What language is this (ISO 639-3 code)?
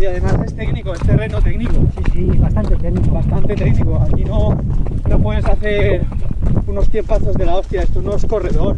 spa